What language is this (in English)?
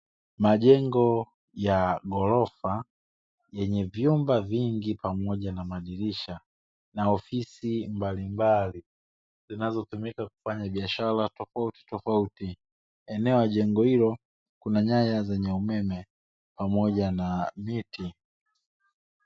Swahili